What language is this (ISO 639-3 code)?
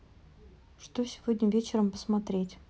rus